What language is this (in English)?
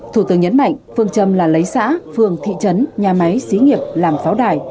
Vietnamese